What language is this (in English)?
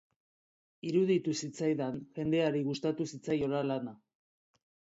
Basque